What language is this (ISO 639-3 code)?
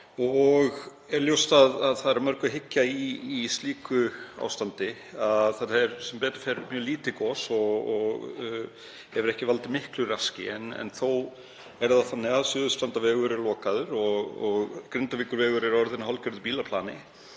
isl